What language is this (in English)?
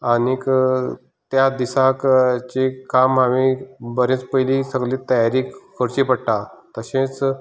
Konkani